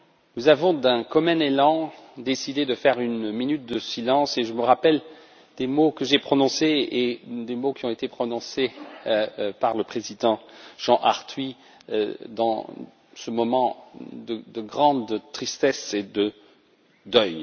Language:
French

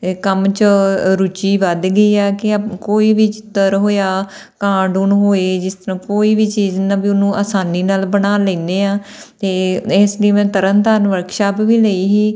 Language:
Punjabi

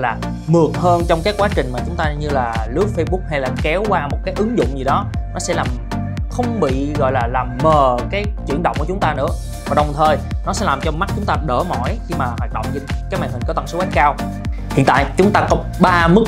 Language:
Vietnamese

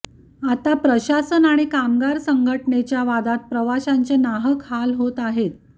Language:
Marathi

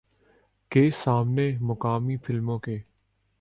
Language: Urdu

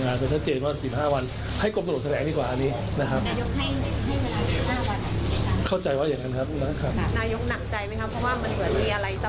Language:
Thai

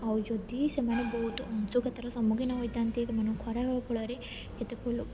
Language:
Odia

